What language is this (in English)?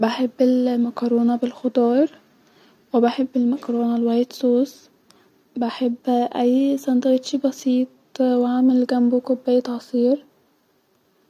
Egyptian Arabic